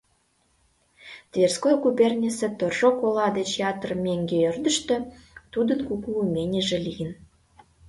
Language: Mari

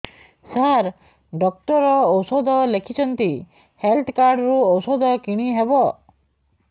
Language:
Odia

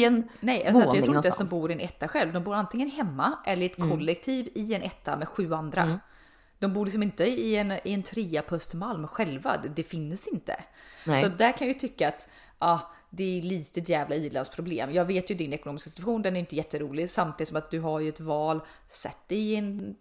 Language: Swedish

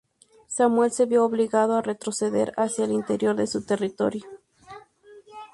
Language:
Spanish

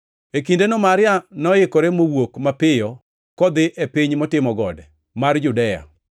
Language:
Luo (Kenya and Tanzania)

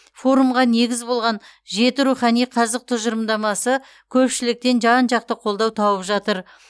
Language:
Kazakh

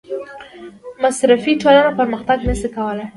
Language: Pashto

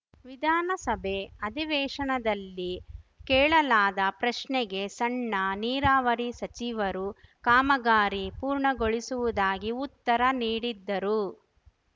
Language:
Kannada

